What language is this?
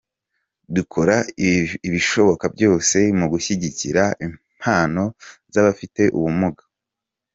Kinyarwanda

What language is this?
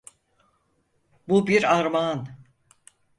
Turkish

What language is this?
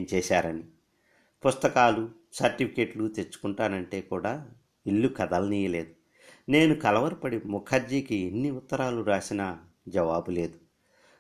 Telugu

